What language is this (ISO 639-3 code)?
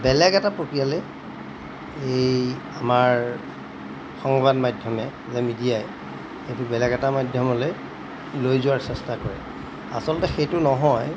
asm